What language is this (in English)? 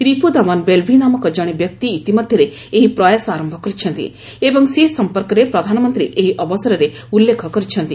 Odia